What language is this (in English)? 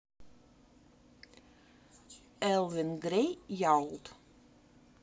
Russian